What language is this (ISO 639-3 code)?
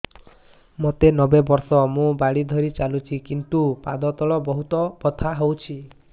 ori